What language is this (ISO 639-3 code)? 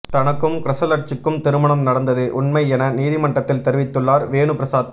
tam